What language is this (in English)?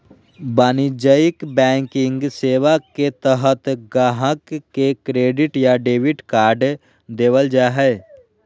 Magahi